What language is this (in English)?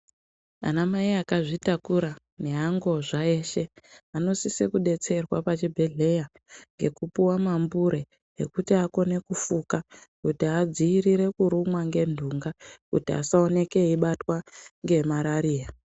Ndau